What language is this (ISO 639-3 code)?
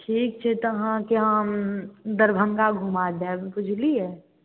mai